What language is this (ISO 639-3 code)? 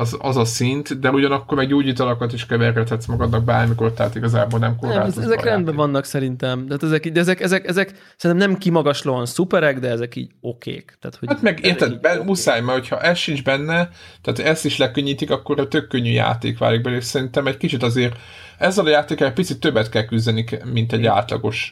hun